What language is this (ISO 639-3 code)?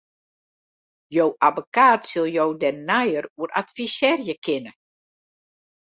fry